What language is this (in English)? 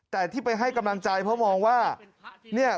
Thai